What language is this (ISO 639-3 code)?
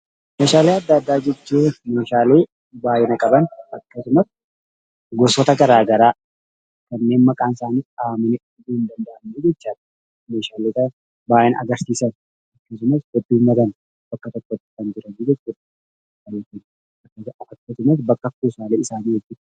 orm